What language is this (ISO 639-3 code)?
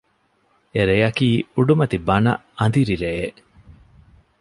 div